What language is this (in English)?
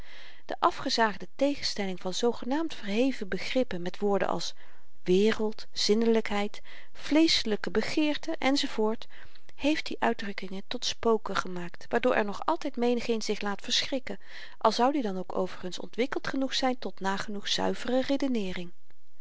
Dutch